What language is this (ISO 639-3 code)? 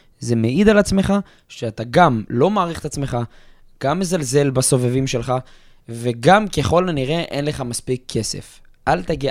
heb